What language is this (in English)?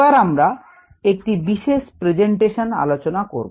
Bangla